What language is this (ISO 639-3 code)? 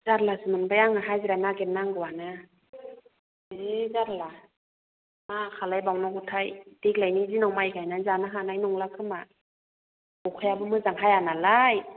brx